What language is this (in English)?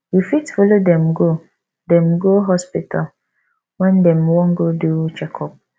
Nigerian Pidgin